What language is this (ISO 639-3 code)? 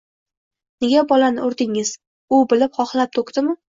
uzb